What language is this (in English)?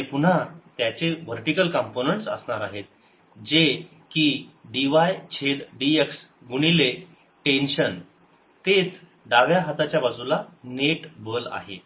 Marathi